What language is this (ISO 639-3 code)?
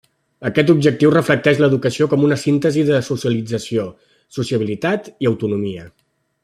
cat